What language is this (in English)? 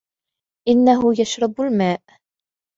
Arabic